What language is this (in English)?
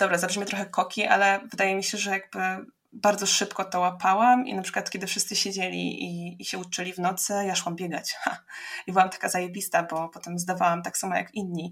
Polish